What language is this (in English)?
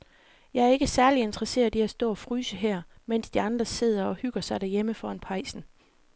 Danish